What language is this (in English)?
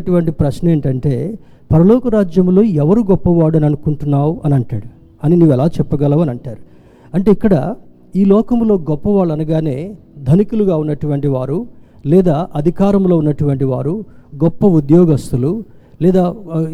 Telugu